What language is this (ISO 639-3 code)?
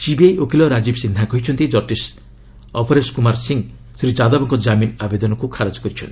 ori